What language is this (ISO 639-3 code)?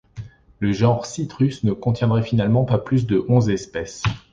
fra